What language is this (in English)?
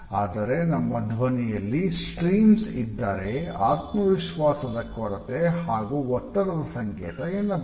Kannada